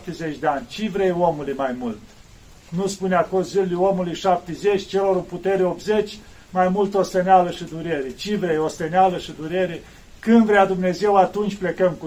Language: Romanian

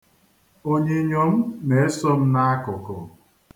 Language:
Igbo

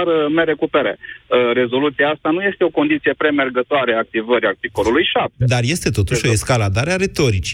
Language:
Romanian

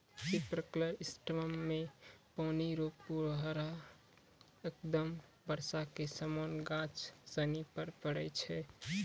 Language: Maithili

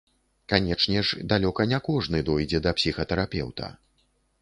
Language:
Belarusian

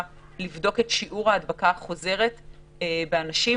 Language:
Hebrew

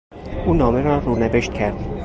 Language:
Persian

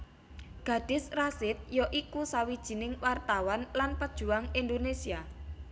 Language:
Javanese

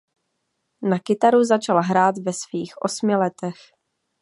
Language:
Czech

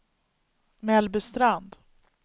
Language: Swedish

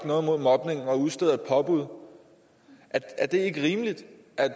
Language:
Danish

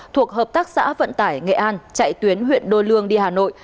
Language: Vietnamese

